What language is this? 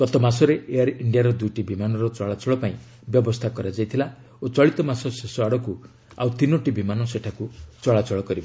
Odia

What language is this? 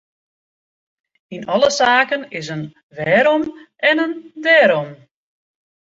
Western Frisian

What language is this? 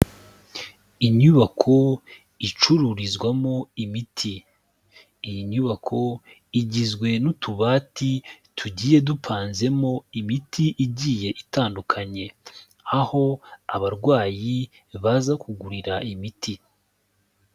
Kinyarwanda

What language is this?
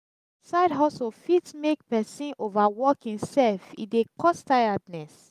Nigerian Pidgin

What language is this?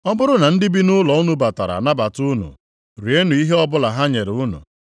Igbo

